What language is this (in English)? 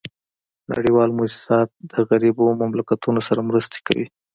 Pashto